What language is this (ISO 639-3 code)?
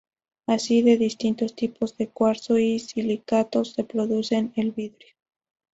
spa